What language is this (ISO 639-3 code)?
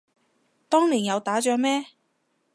yue